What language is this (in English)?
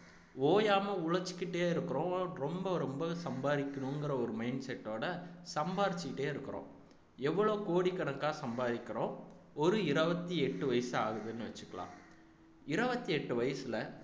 Tamil